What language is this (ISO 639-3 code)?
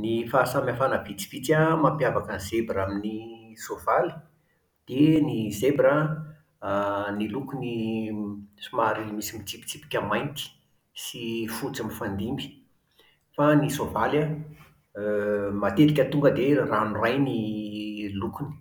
mlg